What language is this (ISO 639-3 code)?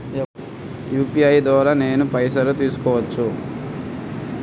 tel